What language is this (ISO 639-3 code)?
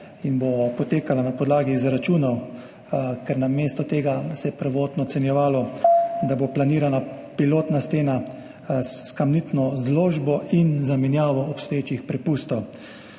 slv